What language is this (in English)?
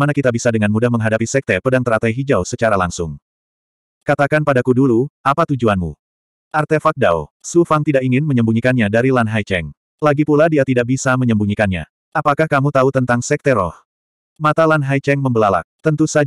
Indonesian